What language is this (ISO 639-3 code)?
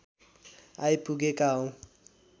nep